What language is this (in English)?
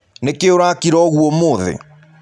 Kikuyu